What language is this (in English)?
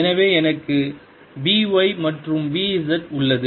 Tamil